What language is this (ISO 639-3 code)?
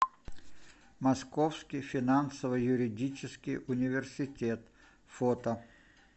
rus